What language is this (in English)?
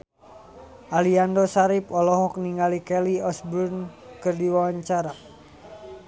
Sundanese